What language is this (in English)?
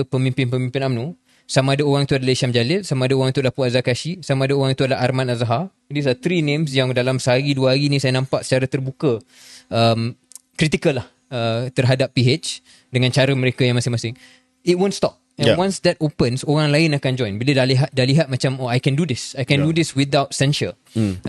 Malay